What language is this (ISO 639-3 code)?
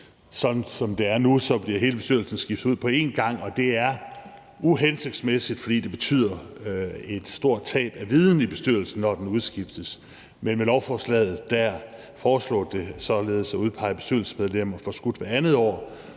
dan